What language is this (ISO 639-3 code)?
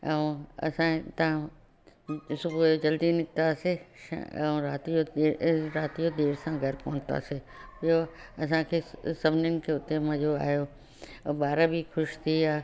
snd